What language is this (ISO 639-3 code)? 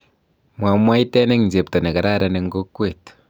kln